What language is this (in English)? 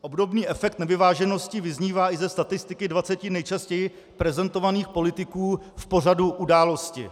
Czech